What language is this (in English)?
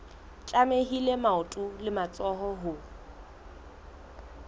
Southern Sotho